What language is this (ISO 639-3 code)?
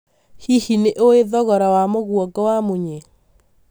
kik